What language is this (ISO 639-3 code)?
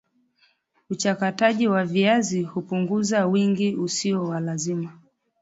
swa